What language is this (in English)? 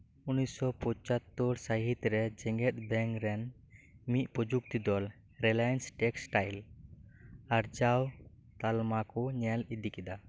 Santali